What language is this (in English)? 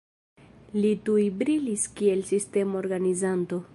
Esperanto